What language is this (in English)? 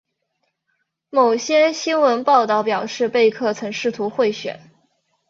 Chinese